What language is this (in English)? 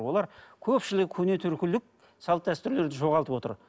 Kazakh